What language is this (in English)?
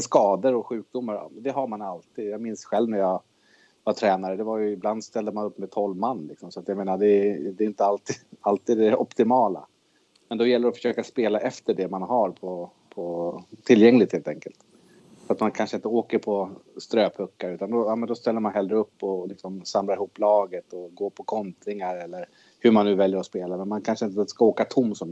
Swedish